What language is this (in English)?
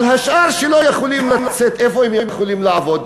Hebrew